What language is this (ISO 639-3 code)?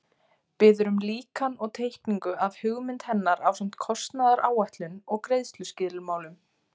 isl